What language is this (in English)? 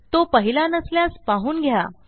Marathi